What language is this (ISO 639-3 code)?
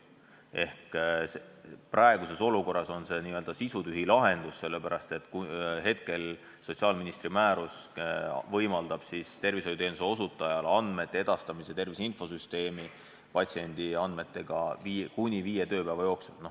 est